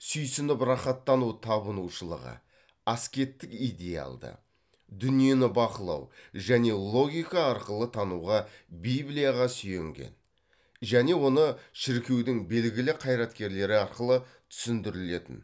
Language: Kazakh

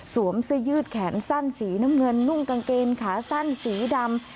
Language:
Thai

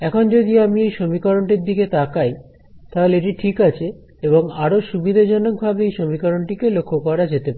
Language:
Bangla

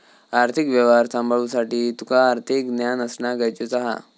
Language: Marathi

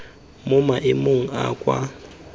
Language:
Tswana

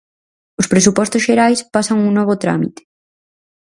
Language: Galician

